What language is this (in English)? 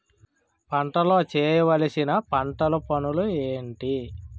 Telugu